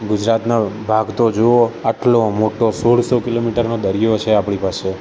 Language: Gujarati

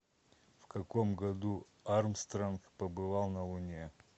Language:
Russian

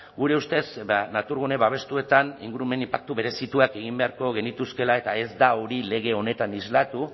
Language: Basque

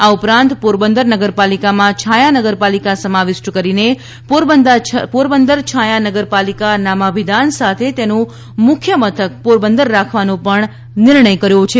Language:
Gujarati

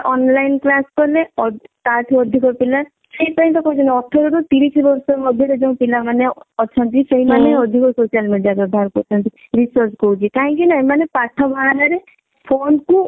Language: Odia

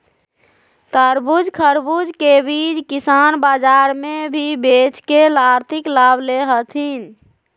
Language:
Magahi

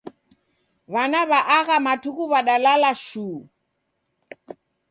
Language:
Taita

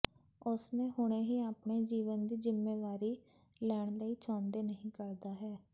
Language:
Punjabi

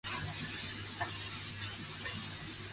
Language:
Chinese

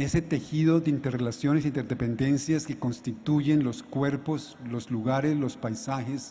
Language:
Spanish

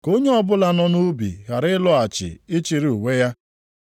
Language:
Igbo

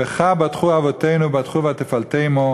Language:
Hebrew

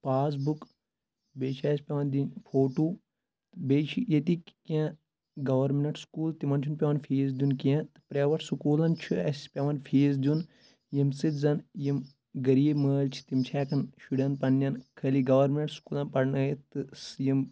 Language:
Kashmiri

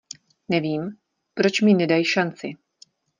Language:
Czech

